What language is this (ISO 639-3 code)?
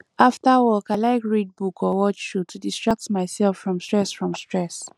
pcm